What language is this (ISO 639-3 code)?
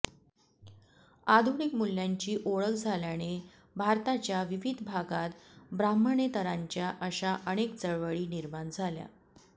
mar